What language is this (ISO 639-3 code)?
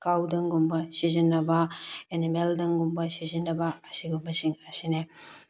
mni